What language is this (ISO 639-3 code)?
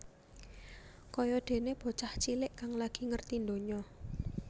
jav